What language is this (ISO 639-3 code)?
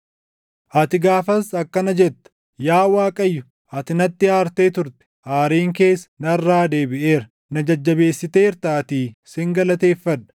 orm